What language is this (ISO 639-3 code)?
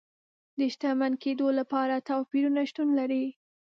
pus